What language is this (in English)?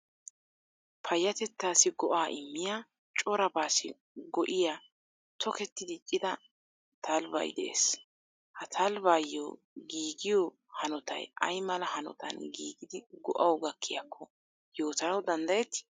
Wolaytta